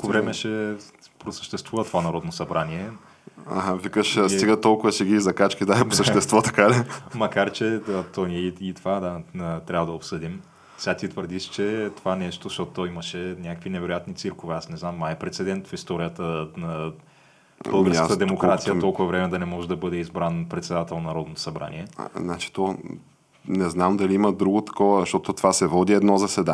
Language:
Bulgarian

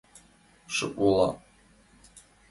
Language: Mari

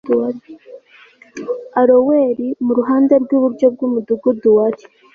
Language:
Kinyarwanda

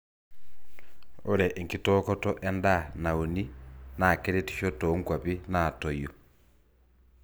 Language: Masai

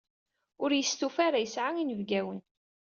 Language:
Kabyle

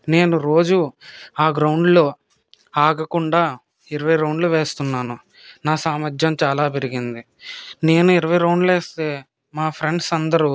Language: Telugu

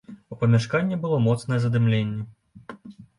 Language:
Belarusian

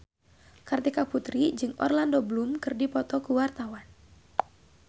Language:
Sundanese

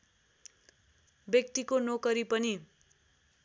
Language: Nepali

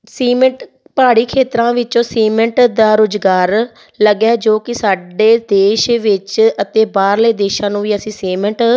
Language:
Punjabi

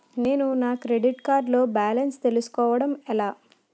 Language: Telugu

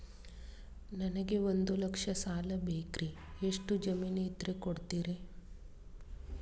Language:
Kannada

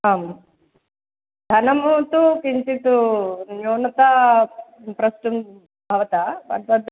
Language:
Sanskrit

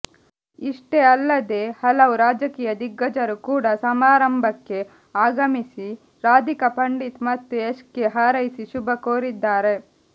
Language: Kannada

